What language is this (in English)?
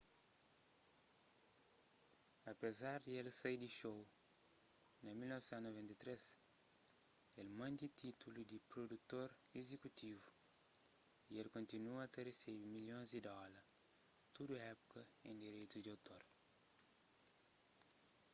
Kabuverdianu